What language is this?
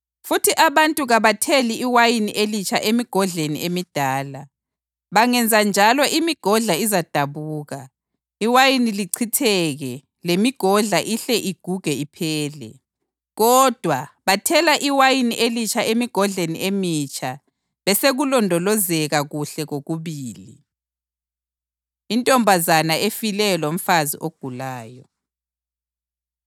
North Ndebele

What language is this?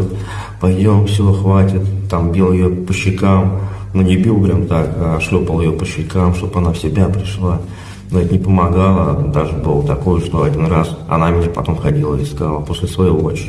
Russian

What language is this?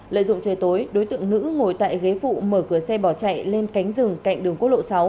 Vietnamese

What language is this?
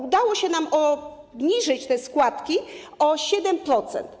Polish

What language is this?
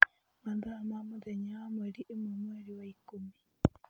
Kikuyu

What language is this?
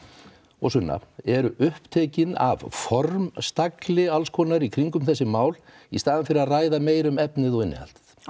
Icelandic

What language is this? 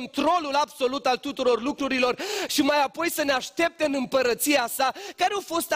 Romanian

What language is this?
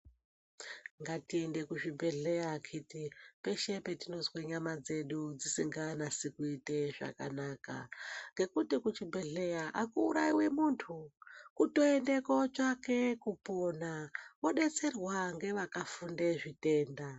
Ndau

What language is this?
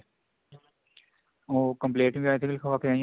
Punjabi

